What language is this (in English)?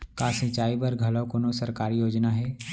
Chhattisgarhi